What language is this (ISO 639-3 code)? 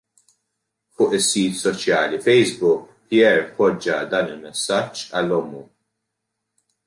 mlt